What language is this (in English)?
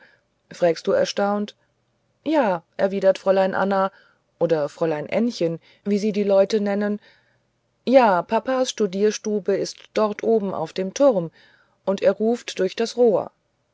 German